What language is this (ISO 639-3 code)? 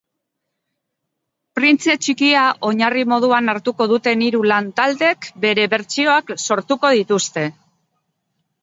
eus